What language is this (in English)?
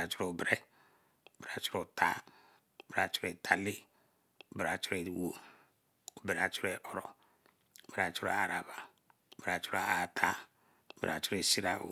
Eleme